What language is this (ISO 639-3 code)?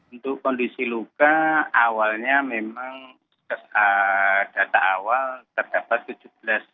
ind